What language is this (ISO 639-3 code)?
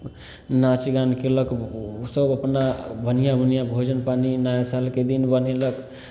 mai